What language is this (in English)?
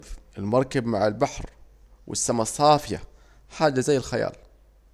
Saidi Arabic